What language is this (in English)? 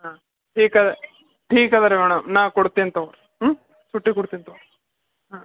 Kannada